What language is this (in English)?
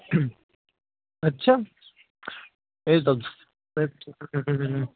Punjabi